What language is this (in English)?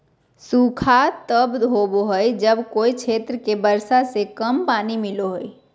Magahi